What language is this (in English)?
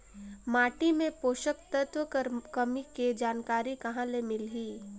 Chhattisgarhi